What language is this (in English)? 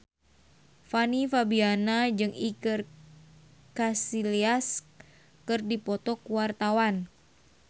Sundanese